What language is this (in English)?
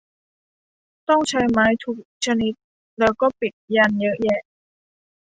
Thai